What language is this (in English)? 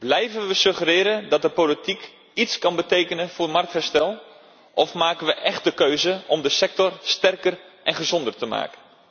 Dutch